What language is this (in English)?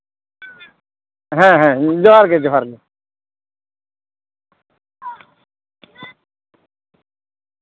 Santali